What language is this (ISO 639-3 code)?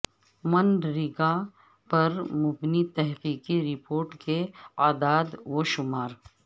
urd